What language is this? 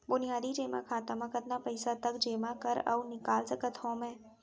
Chhattisgarhi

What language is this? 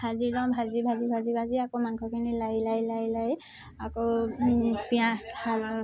Assamese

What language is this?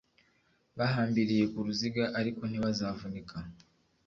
Kinyarwanda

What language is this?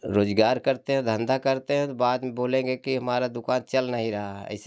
Hindi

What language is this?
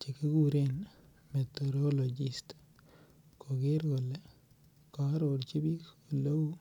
Kalenjin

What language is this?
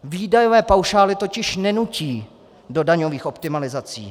Czech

